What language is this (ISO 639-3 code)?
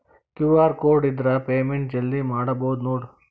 kan